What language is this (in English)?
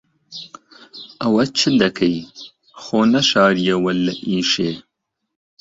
Central Kurdish